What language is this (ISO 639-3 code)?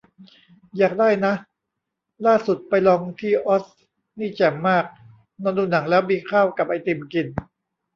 tha